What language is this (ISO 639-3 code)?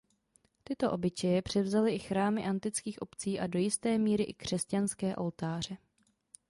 ces